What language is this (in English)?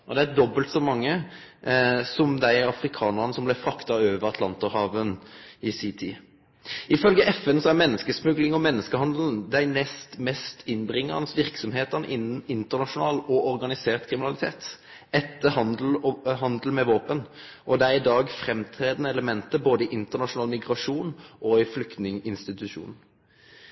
Norwegian Nynorsk